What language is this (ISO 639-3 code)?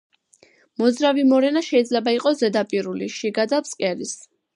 kat